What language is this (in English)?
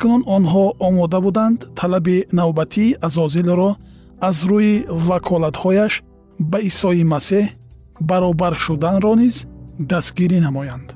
Persian